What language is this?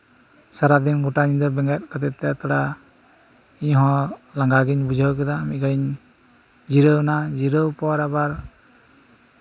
Santali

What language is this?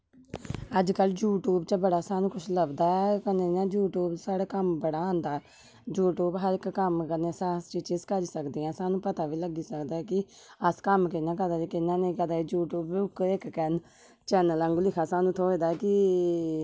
Dogri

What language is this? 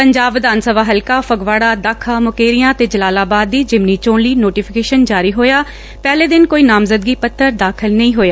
Punjabi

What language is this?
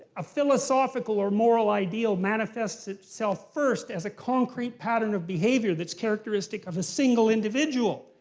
English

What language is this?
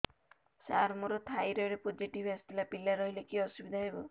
Odia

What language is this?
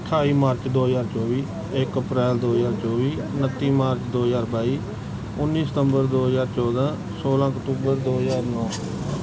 Punjabi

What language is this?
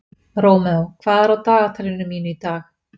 Icelandic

